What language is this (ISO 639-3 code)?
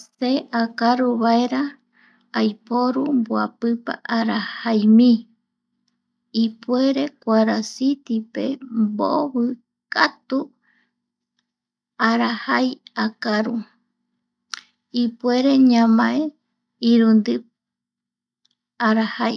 gui